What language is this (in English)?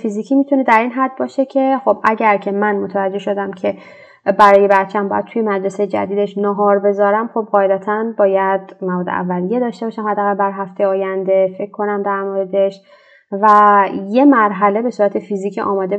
Persian